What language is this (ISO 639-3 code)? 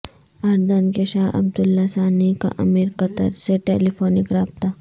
urd